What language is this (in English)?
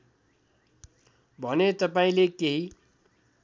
Nepali